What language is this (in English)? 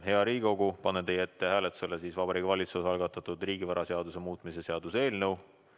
Estonian